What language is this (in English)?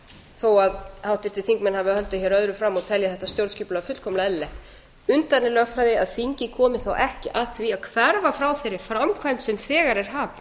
Icelandic